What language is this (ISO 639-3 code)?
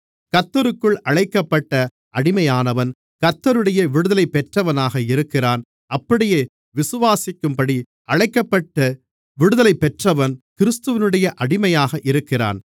tam